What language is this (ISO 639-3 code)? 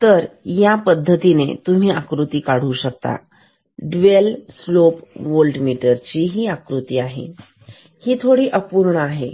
mar